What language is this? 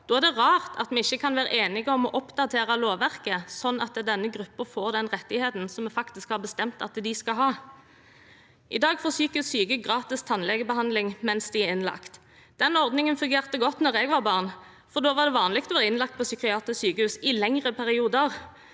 Norwegian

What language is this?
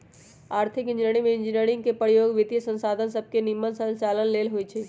Magahi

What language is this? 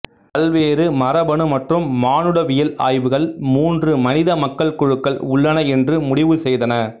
Tamil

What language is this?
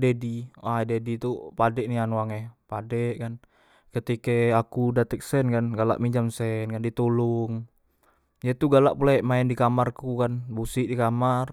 Musi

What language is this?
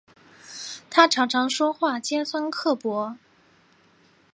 Chinese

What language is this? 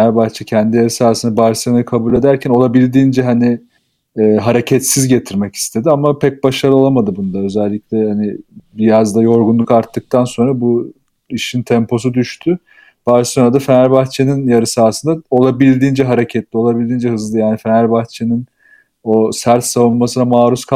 Turkish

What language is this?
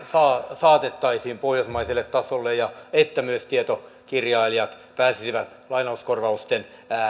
Finnish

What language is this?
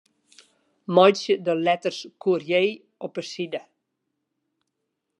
Western Frisian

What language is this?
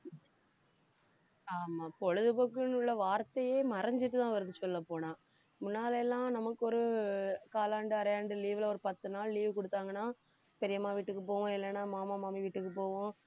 Tamil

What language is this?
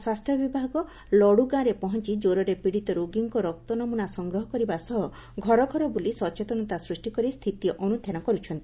Odia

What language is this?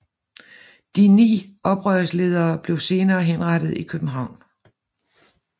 Danish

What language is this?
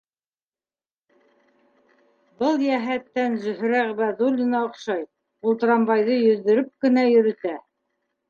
Bashkir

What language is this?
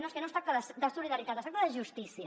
Catalan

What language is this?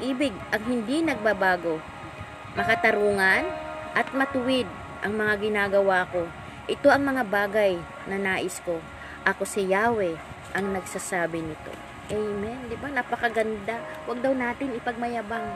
Filipino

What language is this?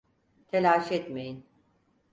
Turkish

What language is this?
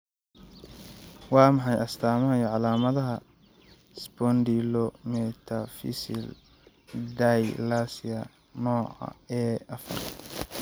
Somali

